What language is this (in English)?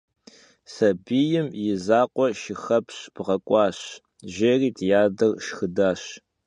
Kabardian